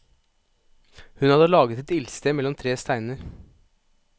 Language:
Norwegian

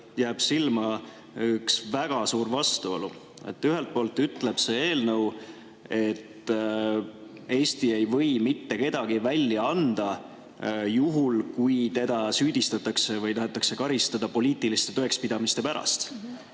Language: Estonian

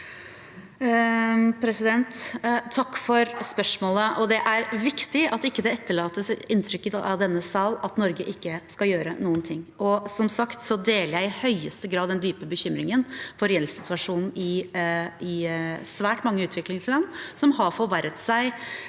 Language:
Norwegian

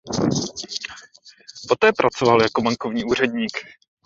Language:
Czech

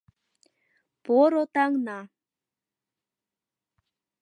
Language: Mari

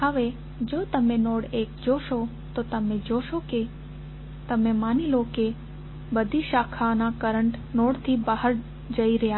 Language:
Gujarati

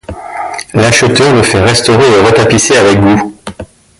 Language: French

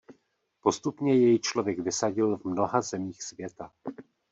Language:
Czech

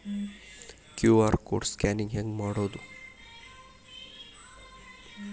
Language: Kannada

